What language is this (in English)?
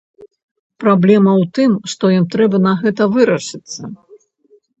Belarusian